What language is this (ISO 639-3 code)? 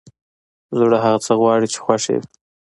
pus